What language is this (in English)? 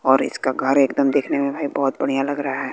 Hindi